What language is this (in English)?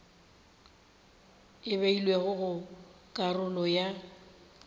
Northern Sotho